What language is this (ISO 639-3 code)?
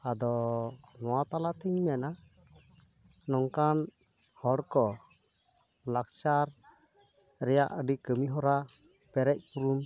sat